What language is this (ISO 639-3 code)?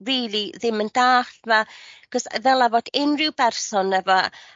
cym